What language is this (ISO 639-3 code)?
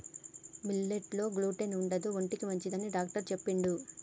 tel